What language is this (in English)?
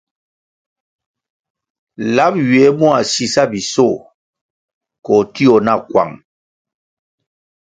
Kwasio